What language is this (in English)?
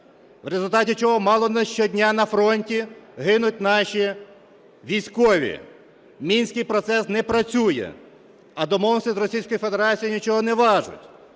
Ukrainian